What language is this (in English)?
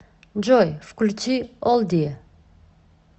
Russian